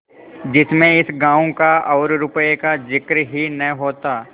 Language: Hindi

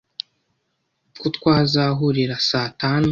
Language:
Kinyarwanda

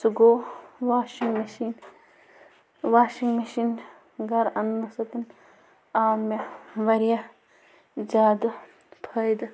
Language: Kashmiri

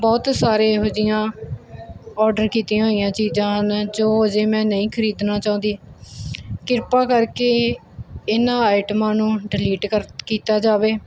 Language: Punjabi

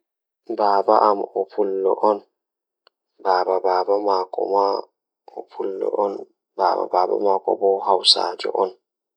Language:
Fula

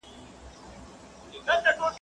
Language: Pashto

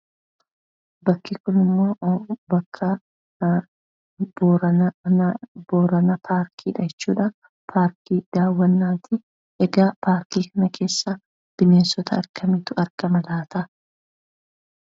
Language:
Oromo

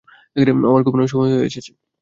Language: Bangla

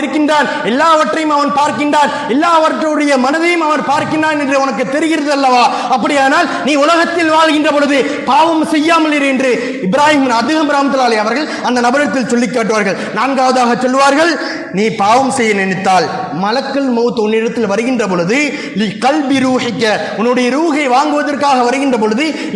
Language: Tamil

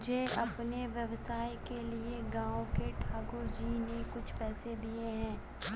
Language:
Hindi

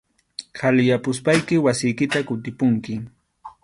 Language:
Arequipa-La Unión Quechua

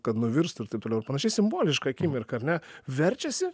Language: Lithuanian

